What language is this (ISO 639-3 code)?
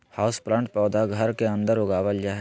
mag